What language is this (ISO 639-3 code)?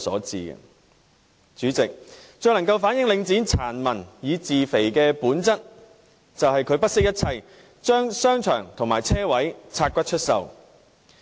yue